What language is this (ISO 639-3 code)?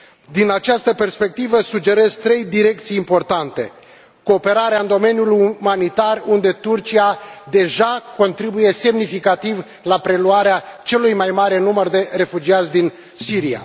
ron